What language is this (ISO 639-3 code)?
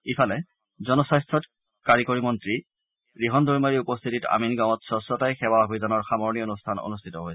asm